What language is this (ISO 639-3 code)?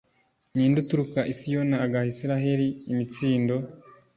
kin